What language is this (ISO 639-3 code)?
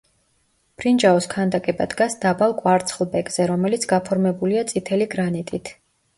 kat